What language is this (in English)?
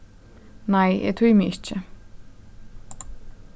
Faroese